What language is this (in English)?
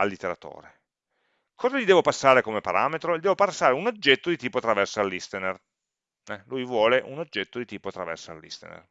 Italian